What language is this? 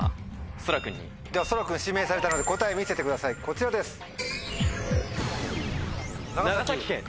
Japanese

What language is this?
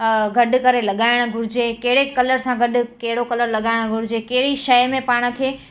Sindhi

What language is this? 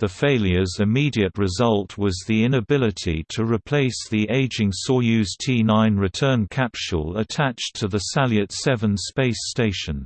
English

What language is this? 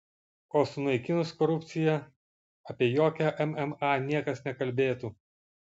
Lithuanian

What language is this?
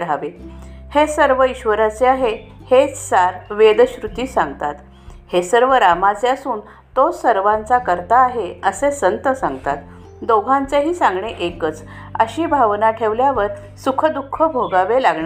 Marathi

